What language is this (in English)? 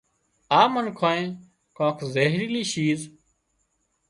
Wadiyara Koli